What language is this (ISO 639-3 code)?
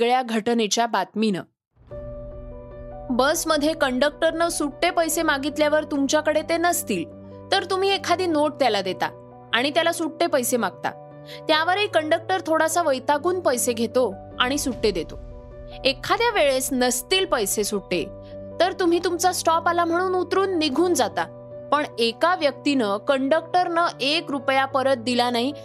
mar